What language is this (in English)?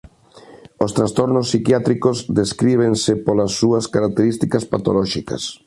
Galician